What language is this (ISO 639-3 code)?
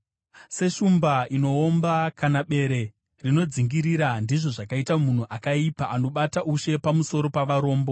sna